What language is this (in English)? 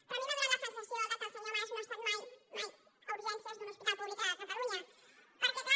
Catalan